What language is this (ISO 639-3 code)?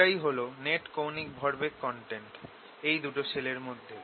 ben